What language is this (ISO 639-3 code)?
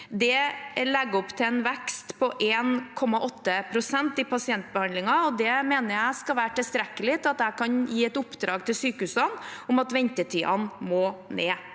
nor